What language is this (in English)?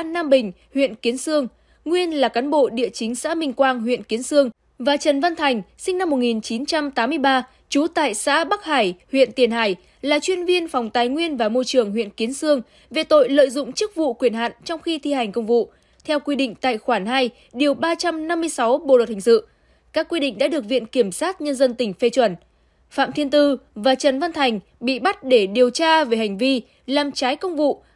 Vietnamese